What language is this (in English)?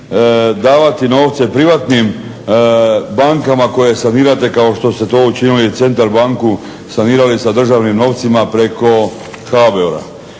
Croatian